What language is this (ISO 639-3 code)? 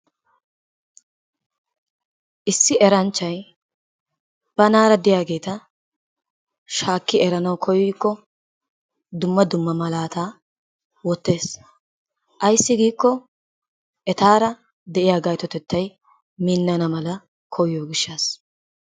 wal